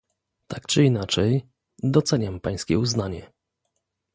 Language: Polish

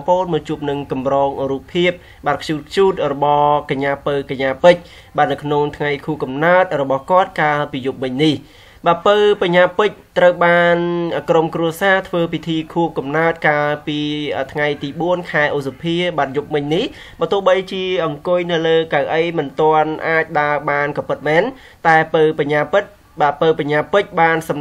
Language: Thai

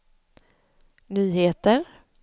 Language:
Swedish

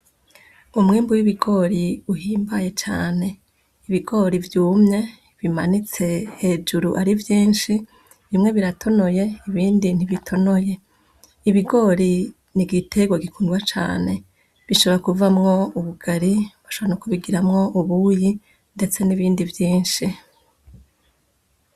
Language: Rundi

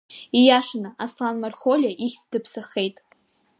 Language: Abkhazian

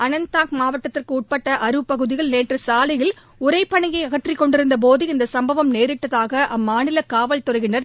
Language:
Tamil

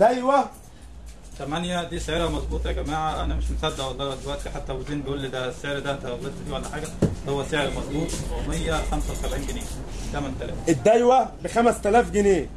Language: Arabic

